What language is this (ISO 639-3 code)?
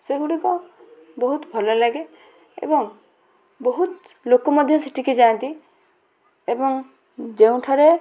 ori